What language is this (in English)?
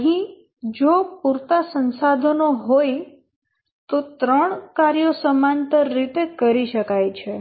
Gujarati